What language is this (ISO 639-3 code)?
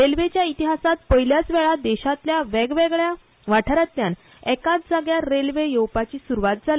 kok